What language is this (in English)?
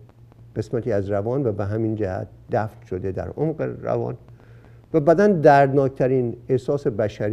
Persian